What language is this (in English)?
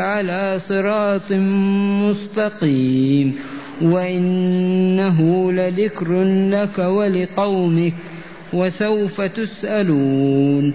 Arabic